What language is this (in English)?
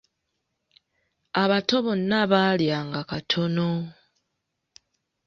Ganda